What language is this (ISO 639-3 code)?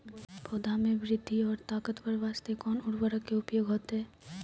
mai